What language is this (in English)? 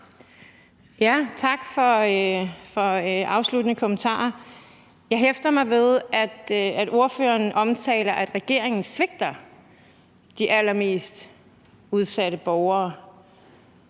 Danish